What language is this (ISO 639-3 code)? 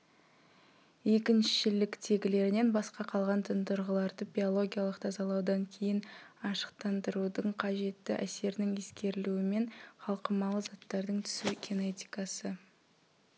kaz